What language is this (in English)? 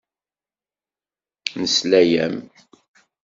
Kabyle